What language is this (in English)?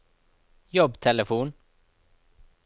Norwegian